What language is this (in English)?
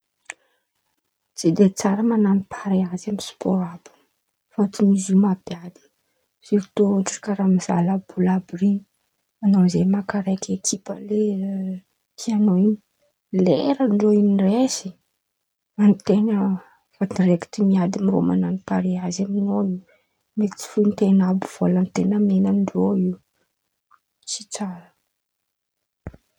Antankarana Malagasy